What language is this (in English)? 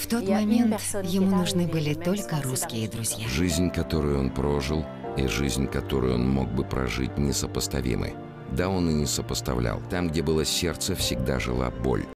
Russian